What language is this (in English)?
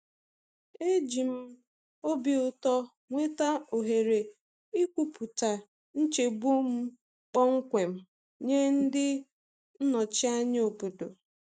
Igbo